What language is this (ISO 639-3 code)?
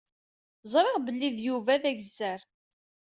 kab